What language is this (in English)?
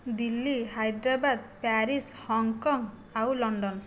Odia